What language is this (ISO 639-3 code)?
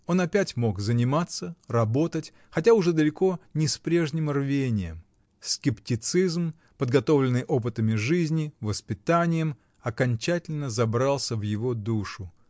rus